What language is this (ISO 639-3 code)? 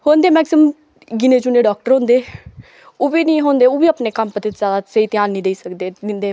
doi